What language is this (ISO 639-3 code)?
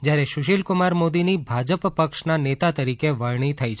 guj